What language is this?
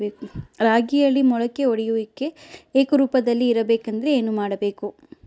Kannada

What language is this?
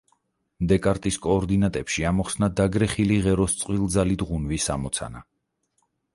Georgian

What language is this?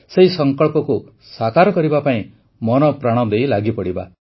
Odia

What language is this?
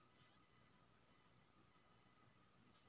Maithili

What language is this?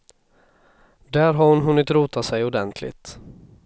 Swedish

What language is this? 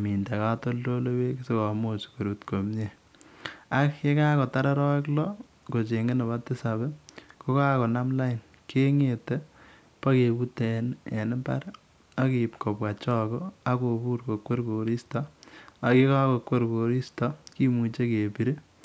Kalenjin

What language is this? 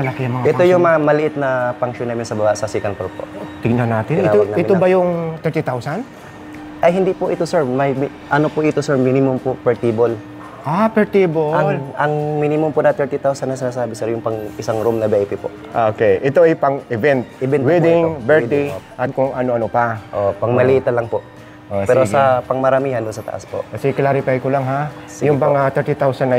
Filipino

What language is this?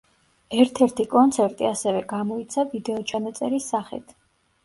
Georgian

